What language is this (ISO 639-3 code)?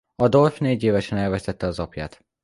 hun